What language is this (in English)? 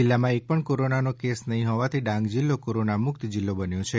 Gujarati